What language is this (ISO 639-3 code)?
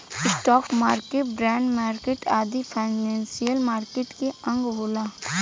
bho